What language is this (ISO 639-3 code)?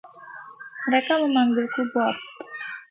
ind